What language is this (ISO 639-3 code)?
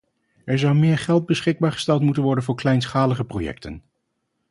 nld